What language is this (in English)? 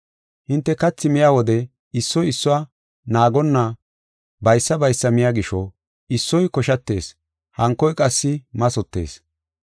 Gofa